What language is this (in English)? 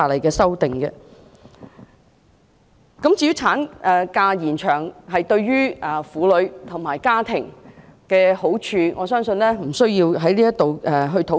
Cantonese